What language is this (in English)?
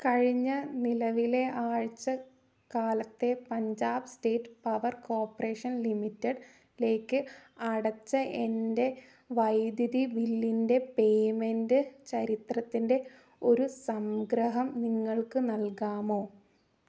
Malayalam